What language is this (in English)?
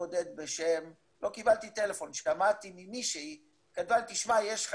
Hebrew